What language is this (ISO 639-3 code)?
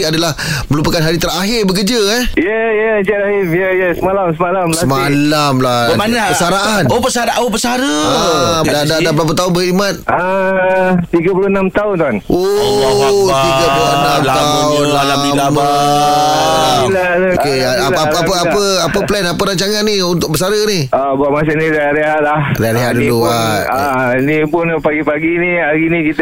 msa